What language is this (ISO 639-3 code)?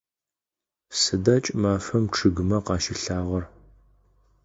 ady